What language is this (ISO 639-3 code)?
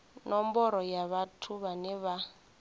ven